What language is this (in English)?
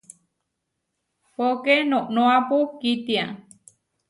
Huarijio